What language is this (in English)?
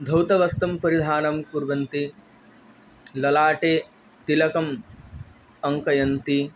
Sanskrit